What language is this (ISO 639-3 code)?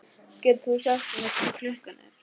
isl